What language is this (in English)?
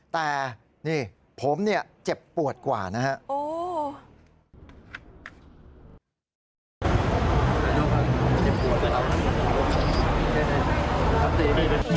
Thai